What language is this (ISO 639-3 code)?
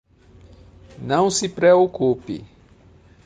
por